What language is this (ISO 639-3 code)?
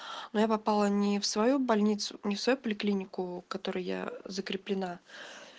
rus